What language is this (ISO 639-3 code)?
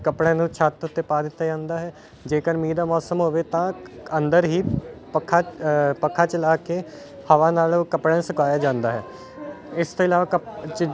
pan